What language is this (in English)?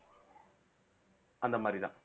Tamil